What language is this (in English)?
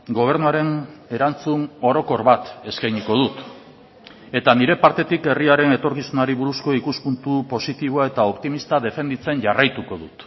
Basque